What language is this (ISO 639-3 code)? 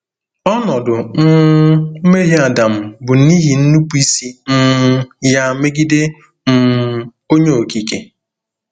ibo